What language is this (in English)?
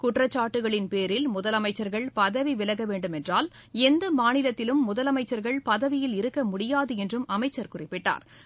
Tamil